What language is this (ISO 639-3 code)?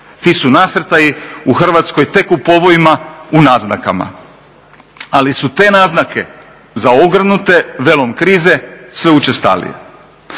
hrv